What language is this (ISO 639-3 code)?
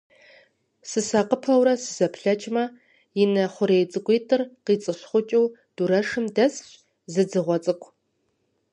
kbd